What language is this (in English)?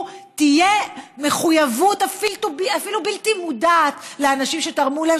Hebrew